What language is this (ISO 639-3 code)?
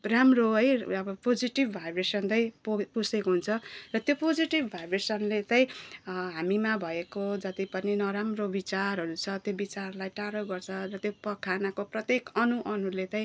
nep